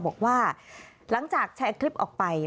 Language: Thai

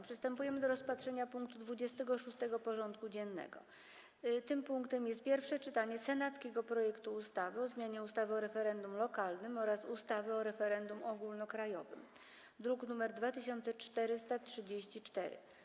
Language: Polish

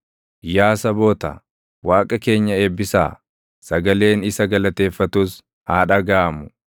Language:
Oromo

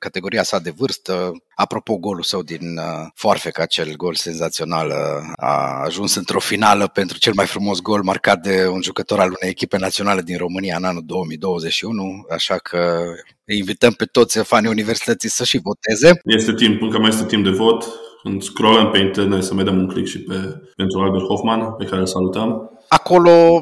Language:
Romanian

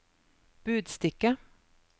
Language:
Norwegian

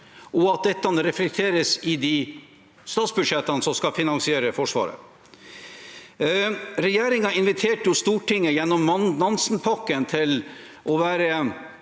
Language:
Norwegian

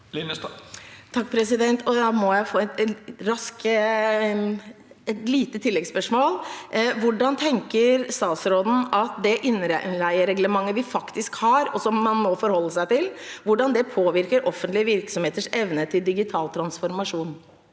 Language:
Norwegian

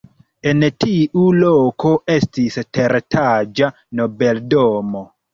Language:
Esperanto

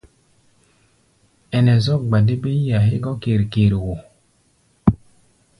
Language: Gbaya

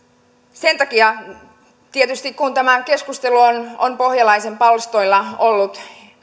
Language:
Finnish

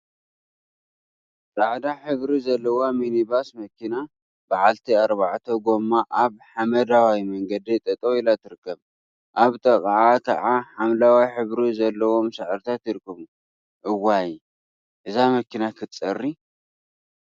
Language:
Tigrinya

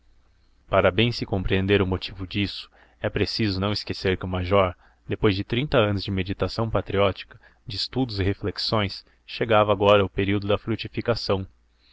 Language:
Portuguese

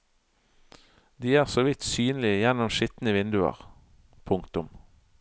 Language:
Norwegian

